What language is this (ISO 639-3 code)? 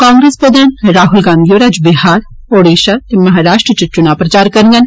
doi